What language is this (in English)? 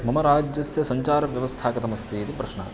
Sanskrit